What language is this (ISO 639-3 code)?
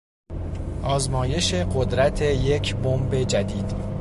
fas